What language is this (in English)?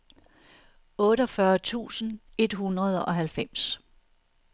Danish